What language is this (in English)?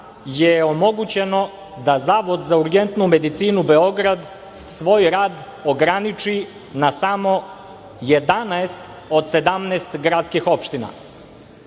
Serbian